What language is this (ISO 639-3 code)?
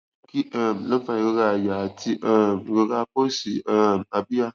yor